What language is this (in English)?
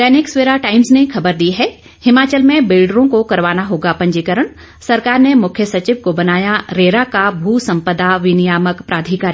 Hindi